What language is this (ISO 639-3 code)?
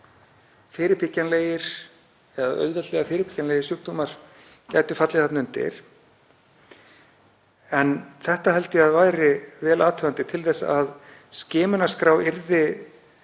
isl